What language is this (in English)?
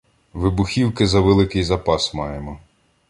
Ukrainian